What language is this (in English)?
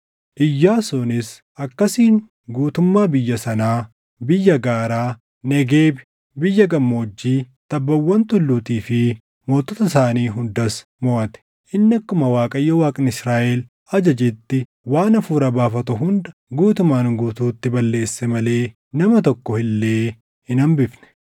Oromo